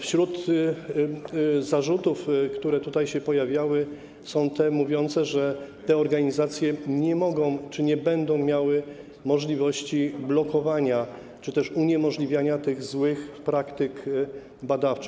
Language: Polish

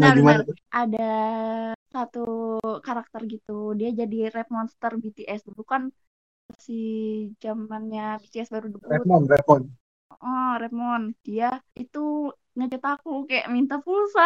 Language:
Indonesian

